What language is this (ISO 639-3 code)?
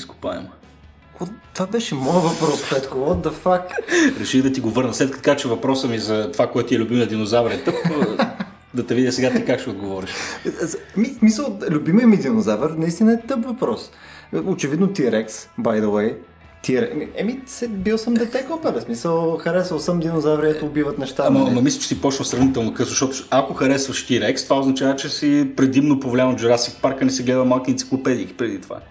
bul